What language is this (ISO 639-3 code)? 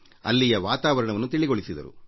kan